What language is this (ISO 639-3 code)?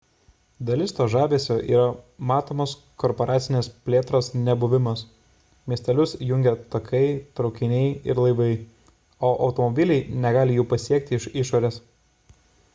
lit